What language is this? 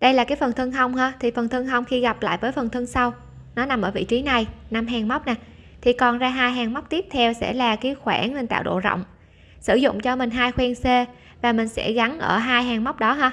Vietnamese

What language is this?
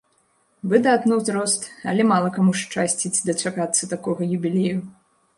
Belarusian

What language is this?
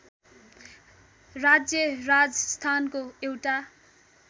Nepali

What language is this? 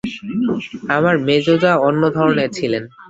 Bangla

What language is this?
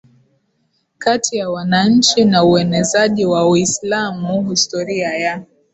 Swahili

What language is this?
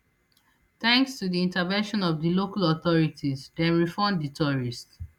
Nigerian Pidgin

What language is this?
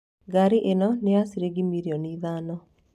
Kikuyu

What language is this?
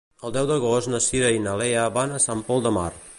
Catalan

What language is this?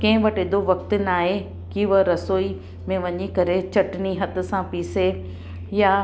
Sindhi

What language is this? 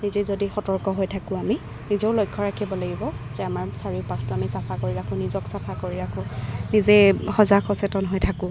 Assamese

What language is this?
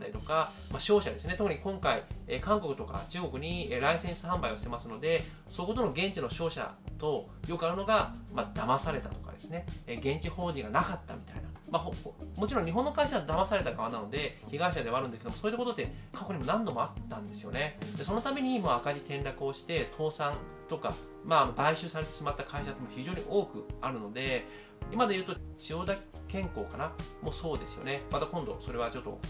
Japanese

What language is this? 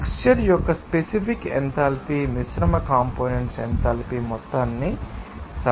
Telugu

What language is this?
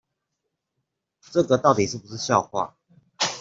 Chinese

